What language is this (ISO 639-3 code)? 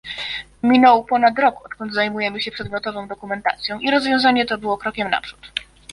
pol